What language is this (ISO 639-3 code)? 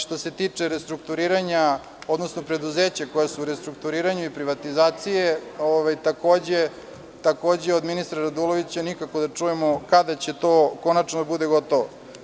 srp